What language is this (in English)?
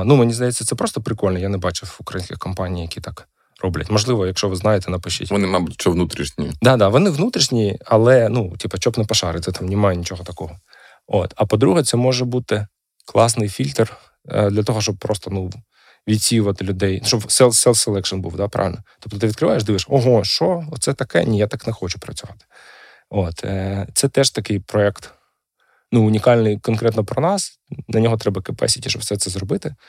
Ukrainian